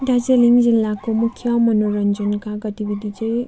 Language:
Nepali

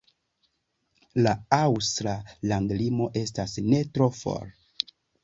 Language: Esperanto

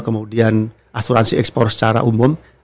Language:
Indonesian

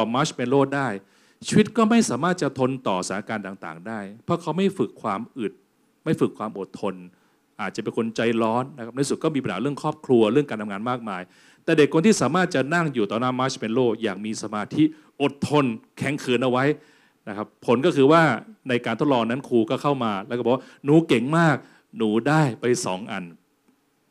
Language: Thai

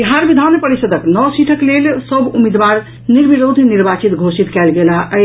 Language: Maithili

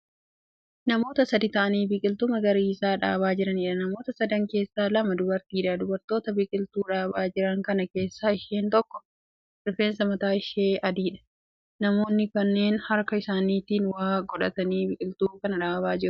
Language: Oromo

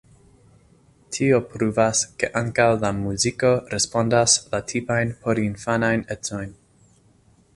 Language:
Esperanto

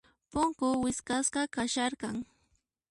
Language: Puno Quechua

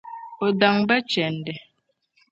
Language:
Dagbani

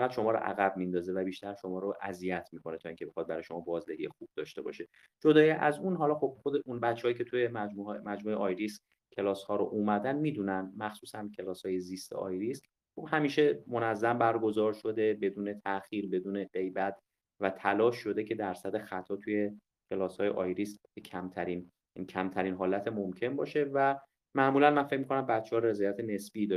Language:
Persian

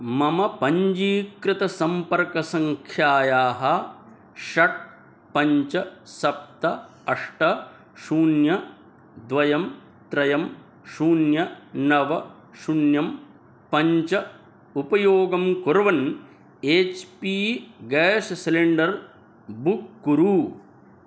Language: Sanskrit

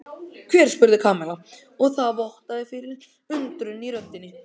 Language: Icelandic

